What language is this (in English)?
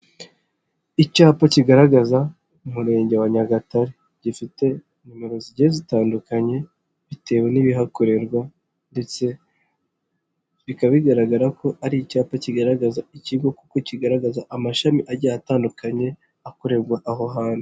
Kinyarwanda